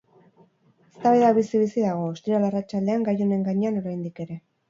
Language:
Basque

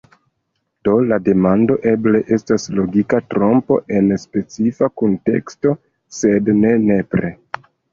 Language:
Esperanto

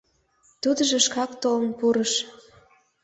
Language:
Mari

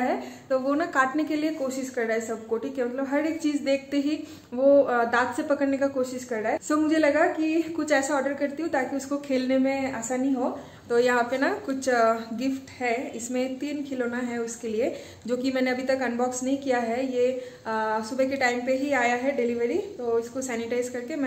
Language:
Hindi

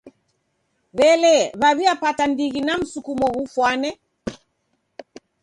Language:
Taita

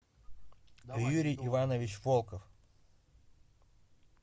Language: Russian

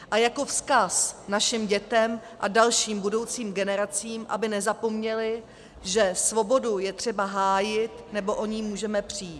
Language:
Czech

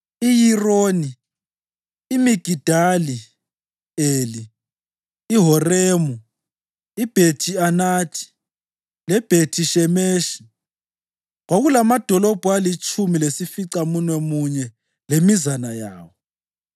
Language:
North Ndebele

